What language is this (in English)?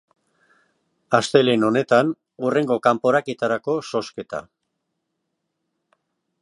Basque